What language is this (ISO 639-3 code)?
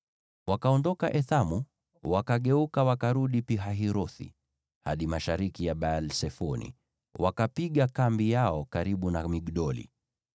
swa